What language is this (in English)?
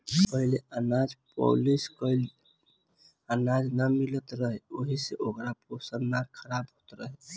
Bhojpuri